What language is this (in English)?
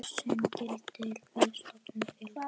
Icelandic